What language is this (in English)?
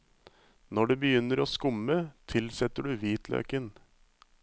Norwegian